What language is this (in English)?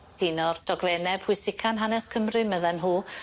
Welsh